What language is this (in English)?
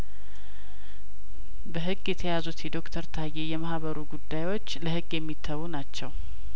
Amharic